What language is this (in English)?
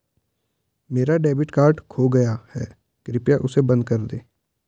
Hindi